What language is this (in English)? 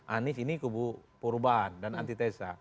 Indonesian